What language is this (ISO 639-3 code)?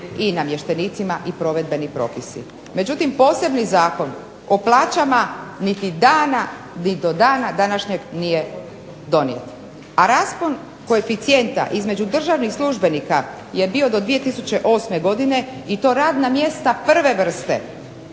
hrv